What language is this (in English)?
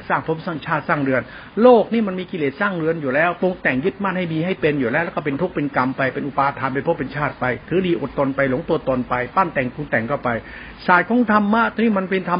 Thai